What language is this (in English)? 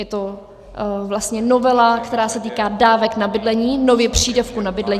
Czech